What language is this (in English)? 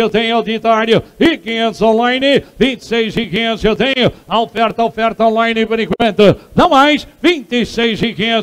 Portuguese